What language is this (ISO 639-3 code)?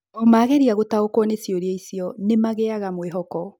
kik